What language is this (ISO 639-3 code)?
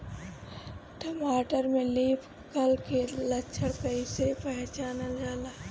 bho